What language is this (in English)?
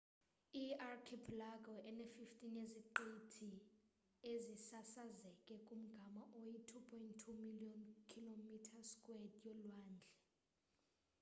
Xhosa